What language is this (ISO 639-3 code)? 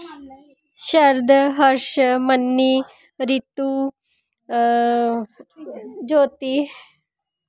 doi